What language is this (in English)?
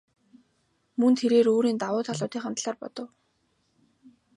Mongolian